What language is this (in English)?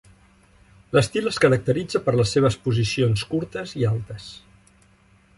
Catalan